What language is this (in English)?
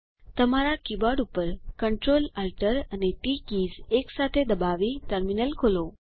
Gujarati